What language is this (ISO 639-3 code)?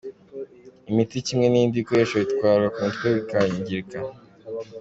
kin